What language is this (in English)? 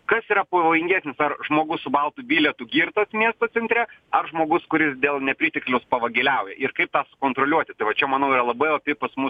Lithuanian